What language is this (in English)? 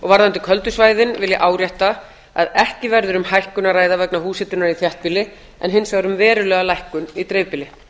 Icelandic